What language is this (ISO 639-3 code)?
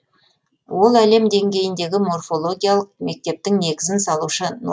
kaz